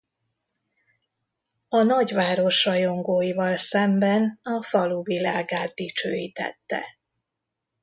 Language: Hungarian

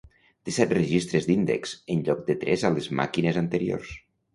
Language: Catalan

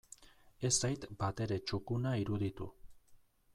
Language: Basque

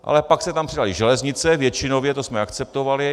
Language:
Czech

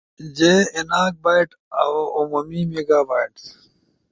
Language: Ushojo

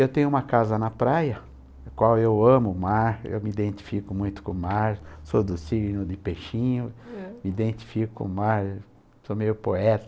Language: Portuguese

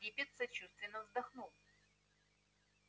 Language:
Russian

